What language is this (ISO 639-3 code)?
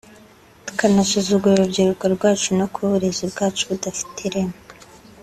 kin